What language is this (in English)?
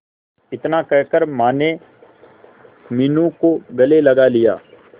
Hindi